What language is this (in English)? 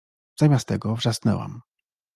Polish